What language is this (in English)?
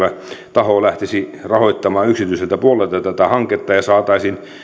Finnish